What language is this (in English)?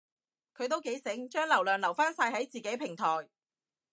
Cantonese